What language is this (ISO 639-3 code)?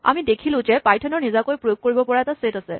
asm